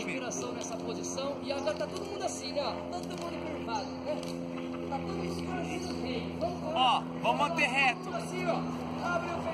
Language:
Portuguese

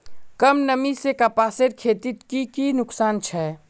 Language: Magahi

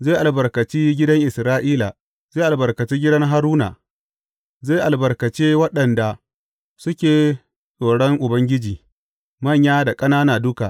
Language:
Hausa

